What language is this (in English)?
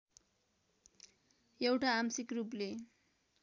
Nepali